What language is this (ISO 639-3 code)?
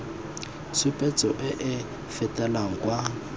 tsn